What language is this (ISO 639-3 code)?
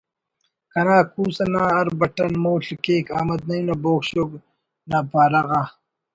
brh